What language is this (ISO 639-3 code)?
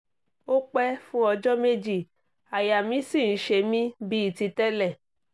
yor